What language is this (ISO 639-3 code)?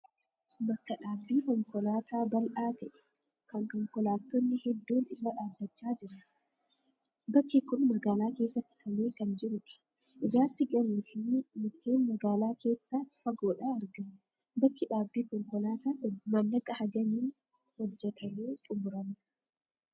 orm